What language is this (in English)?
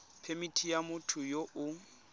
Tswana